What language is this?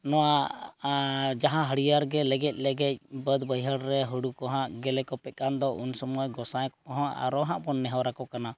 Santali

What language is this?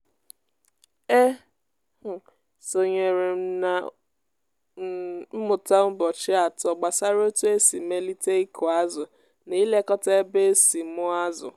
Igbo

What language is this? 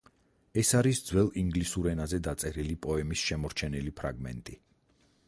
Georgian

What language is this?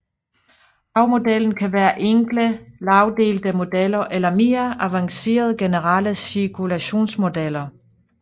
Danish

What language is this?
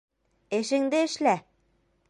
Bashkir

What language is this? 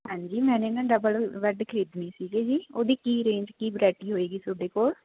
Punjabi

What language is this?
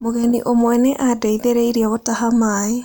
Kikuyu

